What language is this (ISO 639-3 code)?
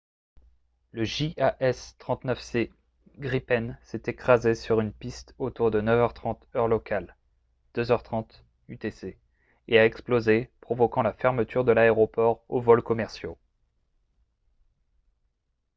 fra